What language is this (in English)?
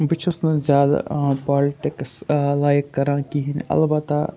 Kashmiri